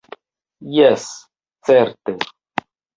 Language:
Esperanto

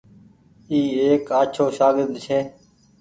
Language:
Goaria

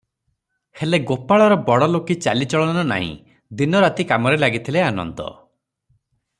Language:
Odia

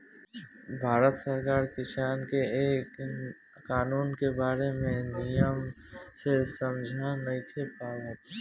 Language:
Bhojpuri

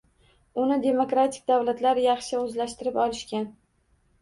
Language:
Uzbek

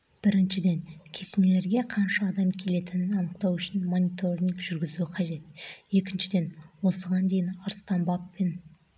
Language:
Kazakh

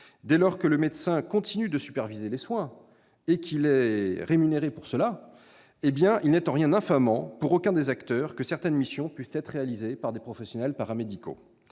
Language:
French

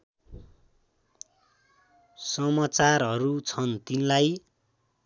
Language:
Nepali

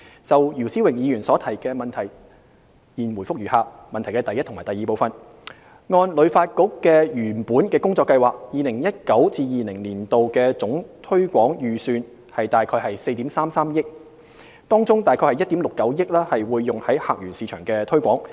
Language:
Cantonese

